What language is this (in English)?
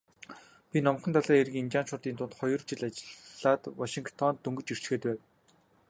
Mongolian